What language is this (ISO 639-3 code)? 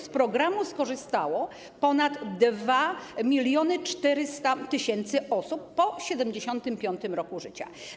pol